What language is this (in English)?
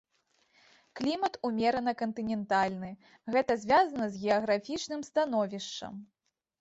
Belarusian